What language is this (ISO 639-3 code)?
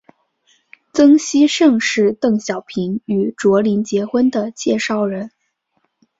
zho